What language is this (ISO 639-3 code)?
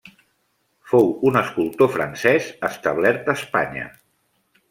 cat